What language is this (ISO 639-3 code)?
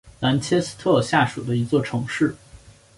zho